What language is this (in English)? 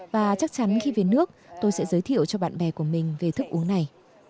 Vietnamese